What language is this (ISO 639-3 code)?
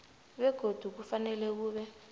nbl